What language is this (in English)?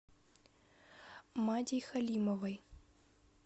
Russian